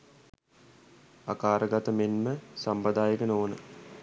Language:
Sinhala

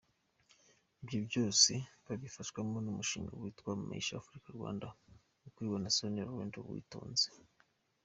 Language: Kinyarwanda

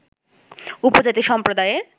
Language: Bangla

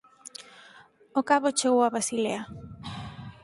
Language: Galician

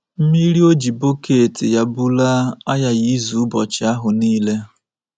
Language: Igbo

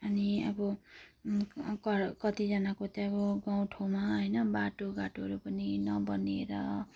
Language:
Nepali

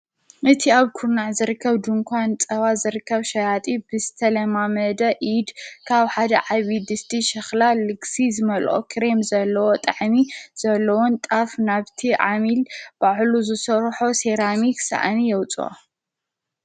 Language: Tigrinya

